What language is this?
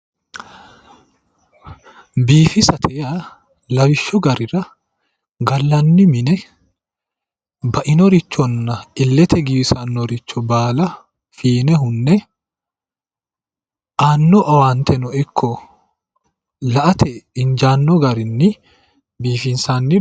Sidamo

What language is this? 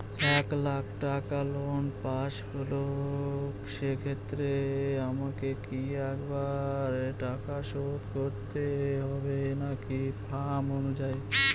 Bangla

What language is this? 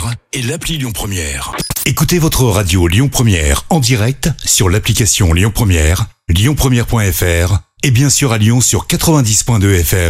French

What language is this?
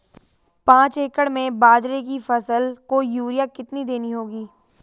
Hindi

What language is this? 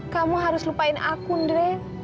Indonesian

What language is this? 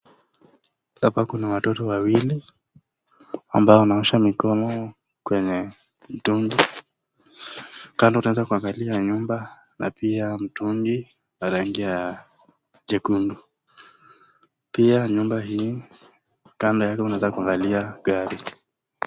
Swahili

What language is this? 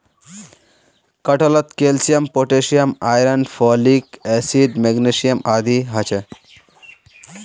Magahi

